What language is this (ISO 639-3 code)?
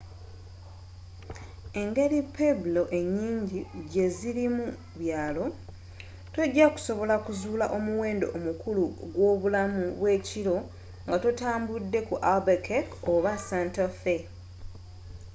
lug